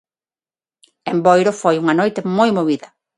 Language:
Galician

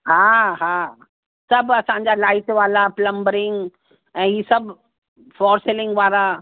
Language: Sindhi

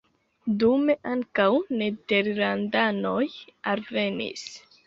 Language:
Esperanto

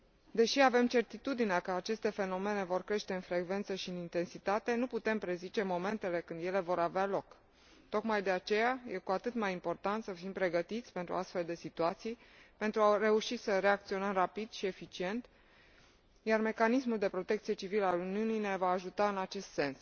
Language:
Romanian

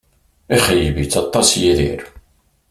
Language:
Kabyle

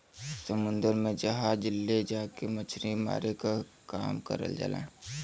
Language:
Bhojpuri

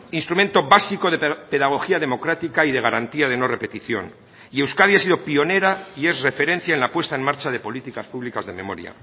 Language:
Spanish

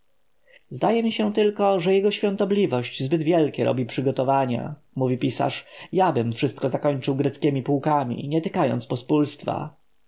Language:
Polish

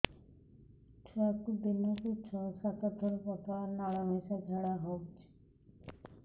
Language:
Odia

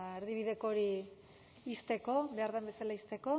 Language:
Basque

